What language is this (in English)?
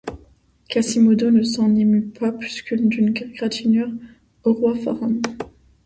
French